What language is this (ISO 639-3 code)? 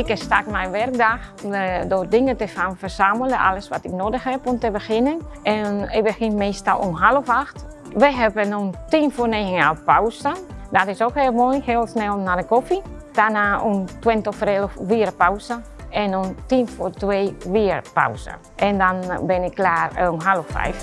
nld